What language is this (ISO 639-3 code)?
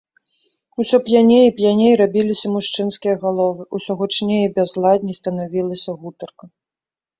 bel